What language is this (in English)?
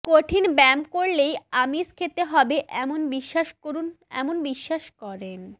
Bangla